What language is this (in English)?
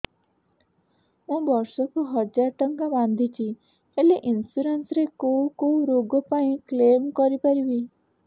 Odia